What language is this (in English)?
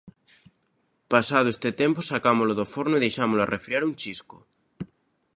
Galician